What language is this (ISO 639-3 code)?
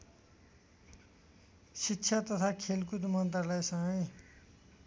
nep